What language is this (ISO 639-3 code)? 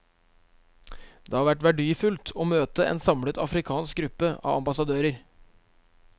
nor